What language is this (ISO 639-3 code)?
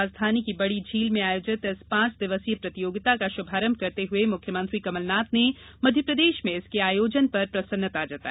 hin